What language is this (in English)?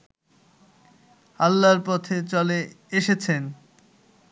Bangla